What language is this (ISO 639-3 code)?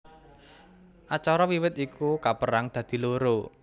jav